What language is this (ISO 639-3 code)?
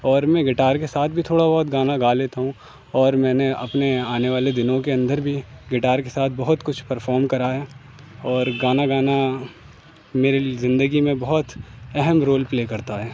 urd